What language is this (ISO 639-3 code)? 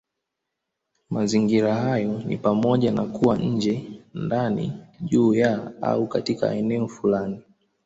swa